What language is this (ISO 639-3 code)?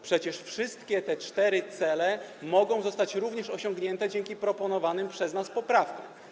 pol